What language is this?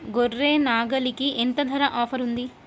Telugu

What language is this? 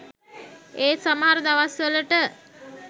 Sinhala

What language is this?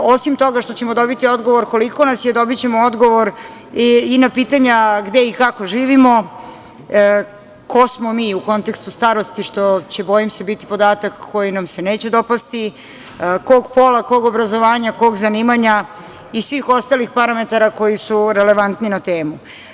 Serbian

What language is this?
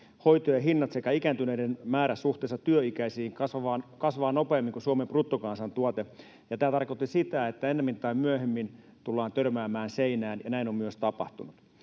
Finnish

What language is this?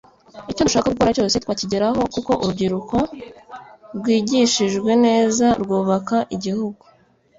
Kinyarwanda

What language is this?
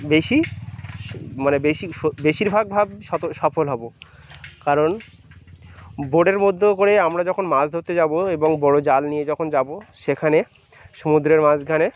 Bangla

